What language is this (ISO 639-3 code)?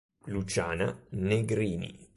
ita